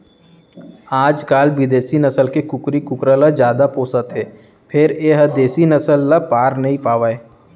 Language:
Chhattisgarhi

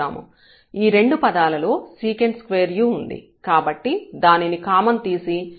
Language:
Telugu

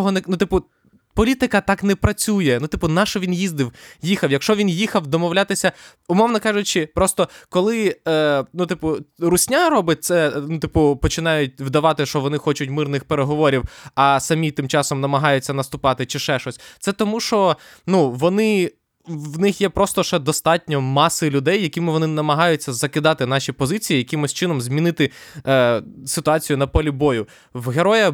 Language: Ukrainian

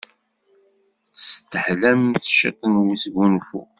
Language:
Kabyle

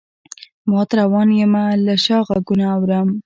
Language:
Pashto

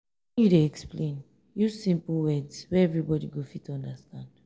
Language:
Nigerian Pidgin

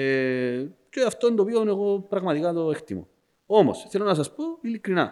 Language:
Greek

